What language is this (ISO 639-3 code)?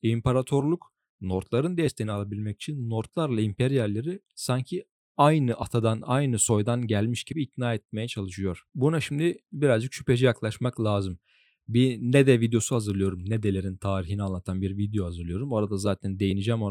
tur